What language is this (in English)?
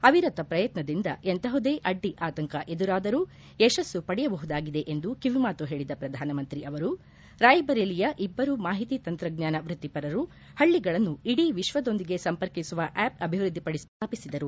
Kannada